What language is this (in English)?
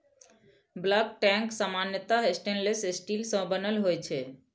Maithili